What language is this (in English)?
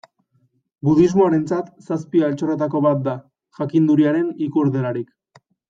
Basque